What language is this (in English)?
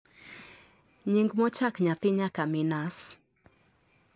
Luo (Kenya and Tanzania)